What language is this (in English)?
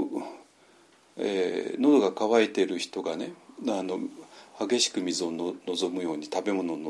Japanese